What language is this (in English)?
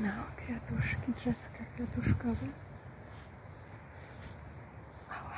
Polish